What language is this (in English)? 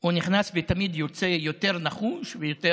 Hebrew